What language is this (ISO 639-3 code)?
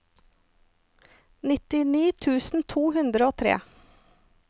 nor